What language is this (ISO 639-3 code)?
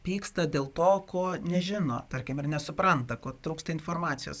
lit